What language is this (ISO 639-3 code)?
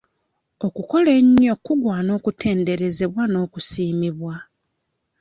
lug